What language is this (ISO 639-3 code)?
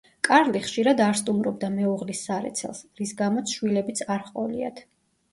kat